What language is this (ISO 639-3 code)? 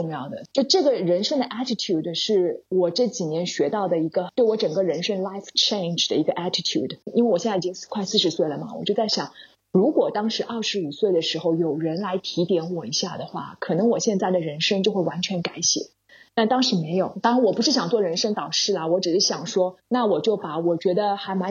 zho